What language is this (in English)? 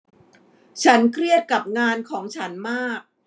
Thai